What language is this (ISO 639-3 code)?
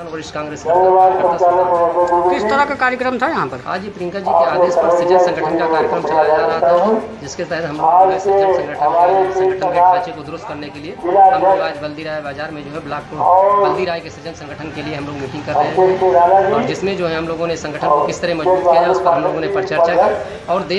hin